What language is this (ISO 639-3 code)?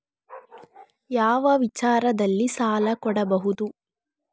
kan